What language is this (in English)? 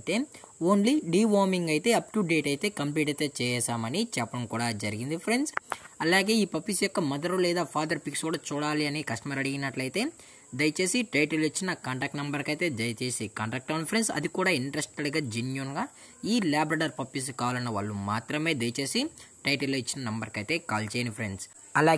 Telugu